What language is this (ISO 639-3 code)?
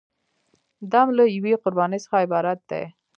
pus